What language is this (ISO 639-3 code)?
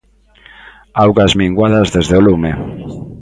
glg